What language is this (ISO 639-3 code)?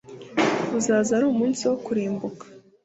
kin